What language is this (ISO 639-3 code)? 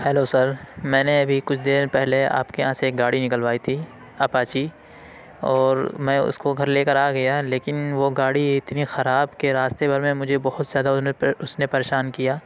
urd